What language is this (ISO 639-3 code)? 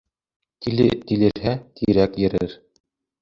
bak